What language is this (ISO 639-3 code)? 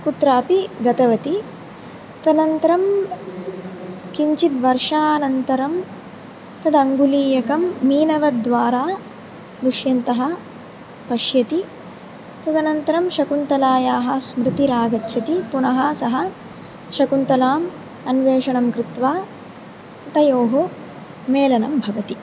san